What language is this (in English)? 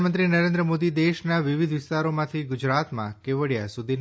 Gujarati